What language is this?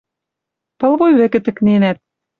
Western Mari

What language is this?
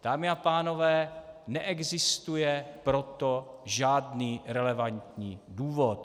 Czech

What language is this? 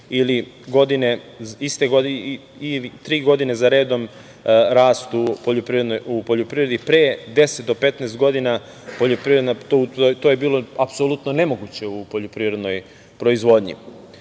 Serbian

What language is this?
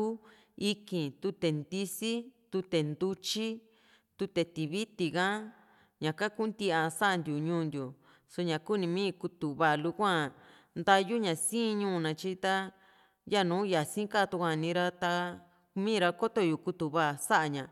Juxtlahuaca Mixtec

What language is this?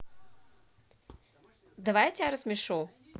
Russian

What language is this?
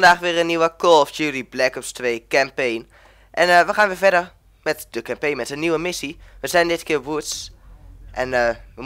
Dutch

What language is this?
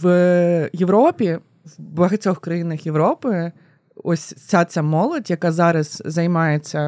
Ukrainian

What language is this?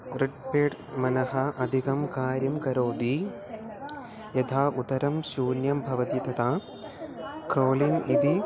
Sanskrit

